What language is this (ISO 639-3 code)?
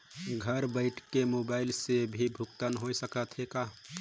hne